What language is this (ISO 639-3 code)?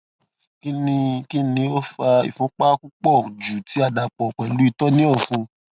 yor